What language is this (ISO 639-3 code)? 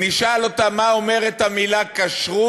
heb